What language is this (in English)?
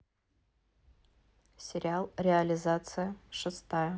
Russian